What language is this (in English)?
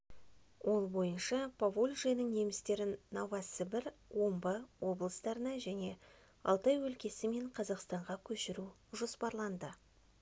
Kazakh